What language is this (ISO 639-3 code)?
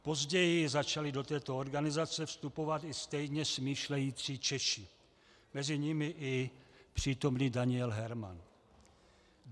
ces